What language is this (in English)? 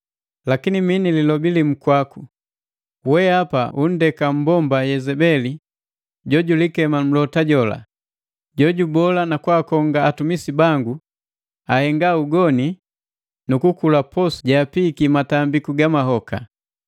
Matengo